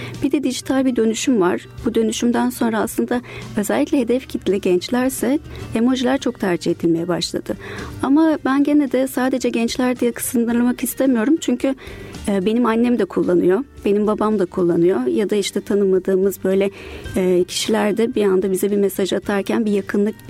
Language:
Turkish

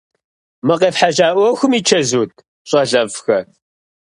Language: Kabardian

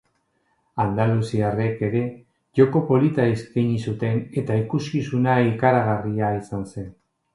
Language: Basque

